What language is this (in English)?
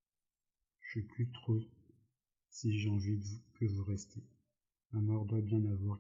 French